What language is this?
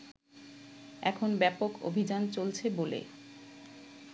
Bangla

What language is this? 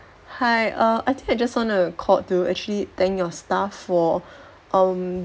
English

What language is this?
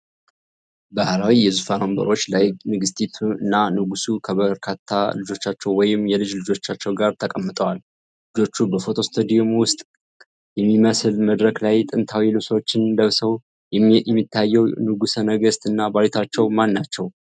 Amharic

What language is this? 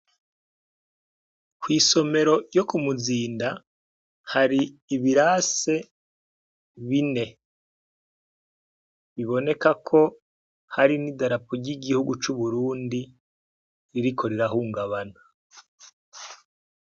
Rundi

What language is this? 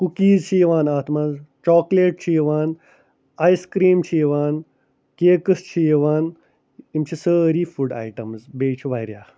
Kashmiri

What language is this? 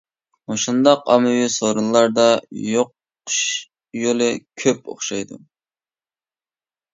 Uyghur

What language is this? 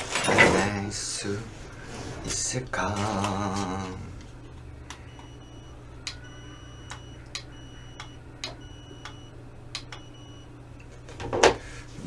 Korean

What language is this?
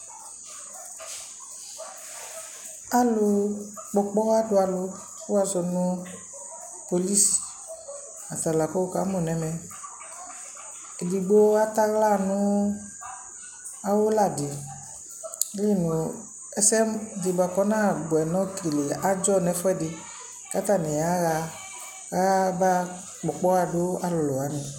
Ikposo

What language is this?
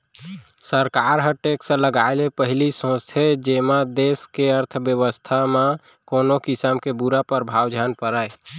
Chhattisgarhi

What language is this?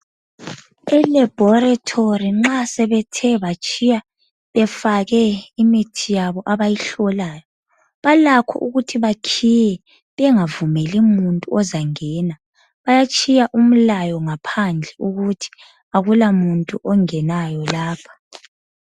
North Ndebele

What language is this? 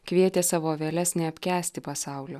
Lithuanian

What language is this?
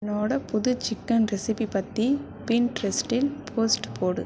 Tamil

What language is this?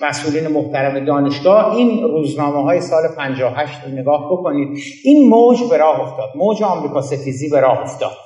Persian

